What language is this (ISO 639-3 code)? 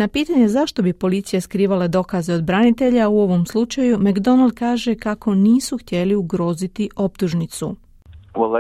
hrv